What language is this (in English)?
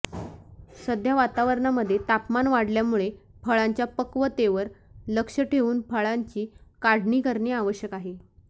Marathi